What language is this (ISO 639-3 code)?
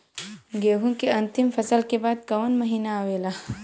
bho